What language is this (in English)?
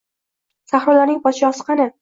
Uzbek